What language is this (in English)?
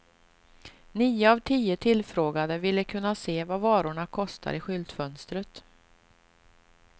Swedish